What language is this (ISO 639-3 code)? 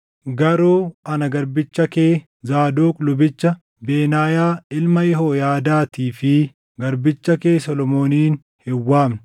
orm